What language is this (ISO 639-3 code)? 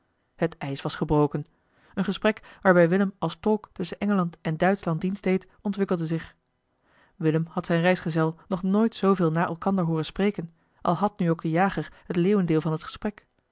nld